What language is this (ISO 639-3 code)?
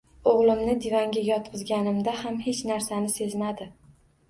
uzb